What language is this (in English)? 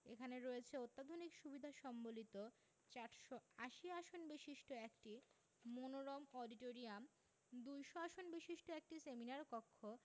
Bangla